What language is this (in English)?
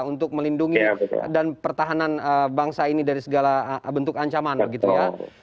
Indonesian